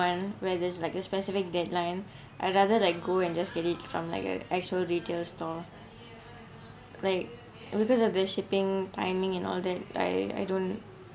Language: English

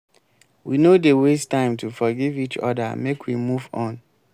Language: Nigerian Pidgin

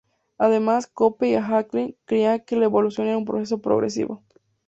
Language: Spanish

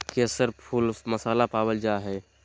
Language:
Magahi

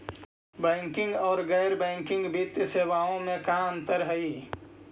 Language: Magahi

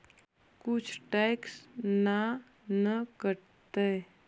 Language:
Magahi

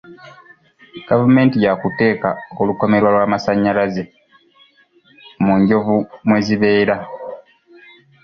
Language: Ganda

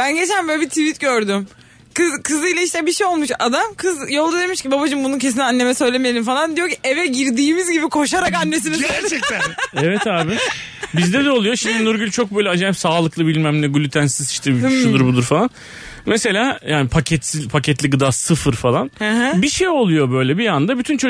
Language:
Turkish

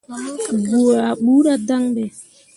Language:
Mundang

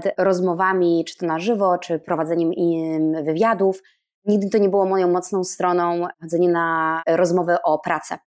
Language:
Polish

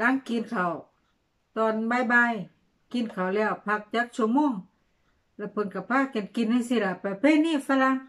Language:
Thai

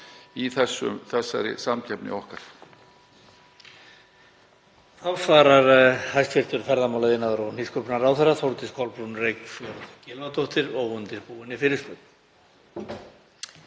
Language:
Icelandic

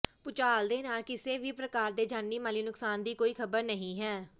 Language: Punjabi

